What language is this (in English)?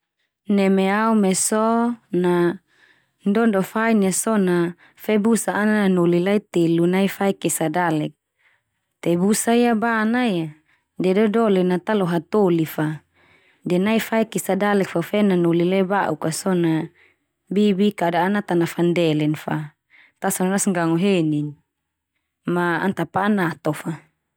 Termanu